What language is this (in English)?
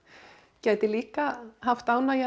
Icelandic